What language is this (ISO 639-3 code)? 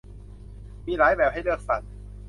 tha